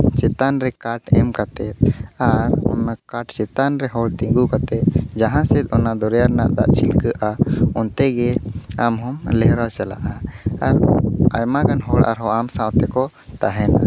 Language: Santali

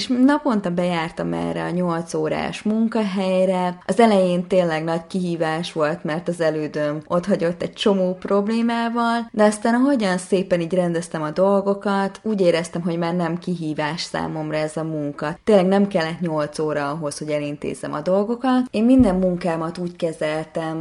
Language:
Hungarian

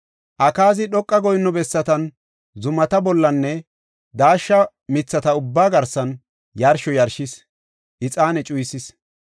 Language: Gofa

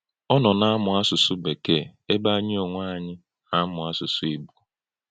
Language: Igbo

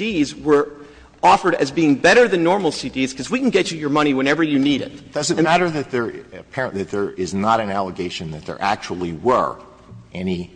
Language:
English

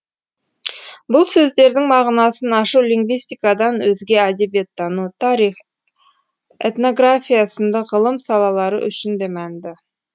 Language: Kazakh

